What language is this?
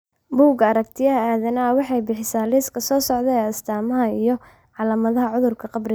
Somali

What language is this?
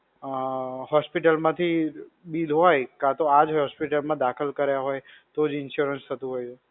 Gujarati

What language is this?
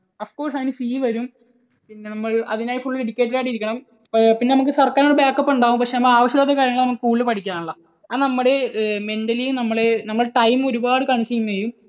Malayalam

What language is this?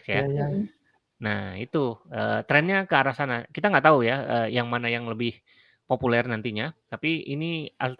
Indonesian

